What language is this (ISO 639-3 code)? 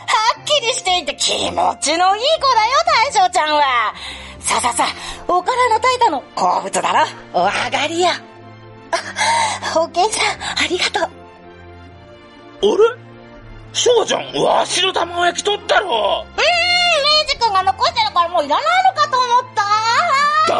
jpn